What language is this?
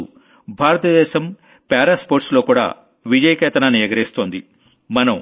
Telugu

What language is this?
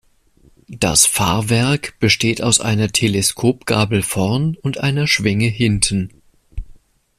German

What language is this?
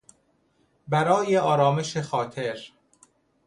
Persian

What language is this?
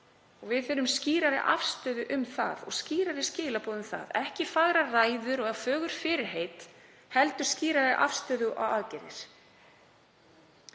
Icelandic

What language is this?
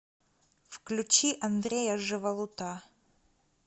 Russian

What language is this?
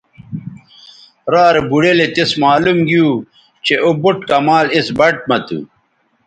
Bateri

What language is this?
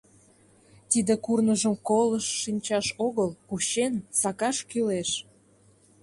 Mari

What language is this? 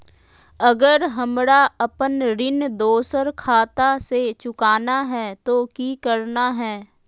Magahi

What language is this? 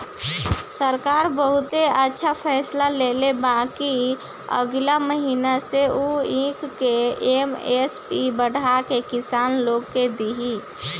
Bhojpuri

